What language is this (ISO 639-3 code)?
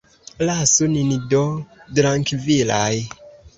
epo